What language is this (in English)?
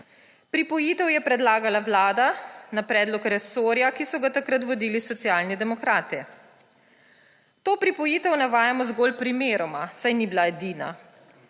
Slovenian